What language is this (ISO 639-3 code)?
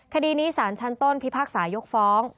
tha